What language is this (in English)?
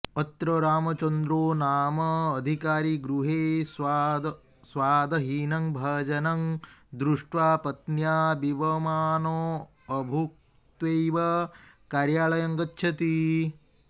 Sanskrit